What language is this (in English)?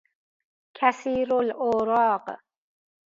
Persian